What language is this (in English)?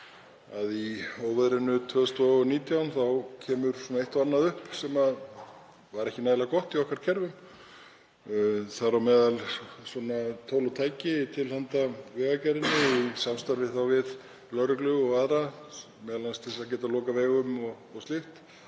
Icelandic